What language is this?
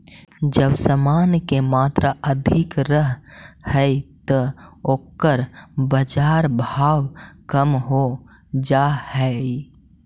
Magahi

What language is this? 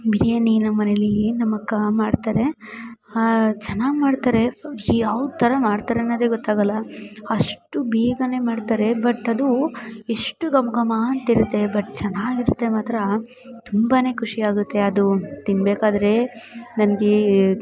Kannada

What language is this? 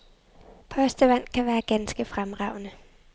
Danish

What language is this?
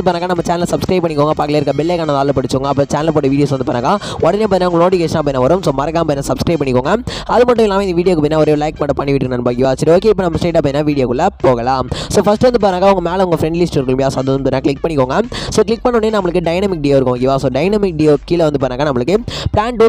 Thai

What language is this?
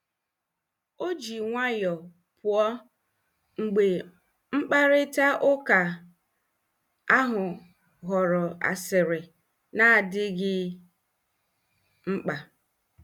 Igbo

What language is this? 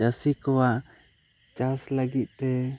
Santali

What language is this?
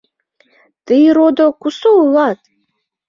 Mari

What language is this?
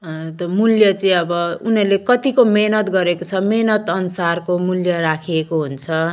Nepali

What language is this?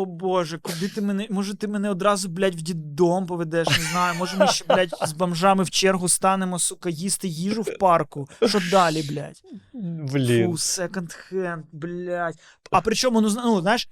Ukrainian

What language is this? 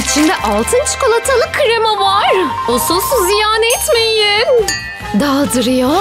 Turkish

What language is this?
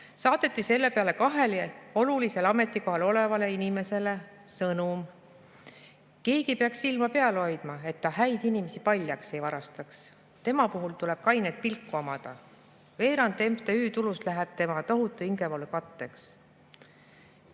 Estonian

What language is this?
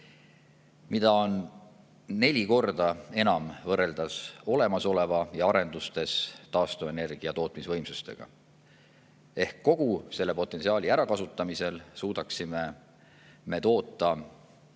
Estonian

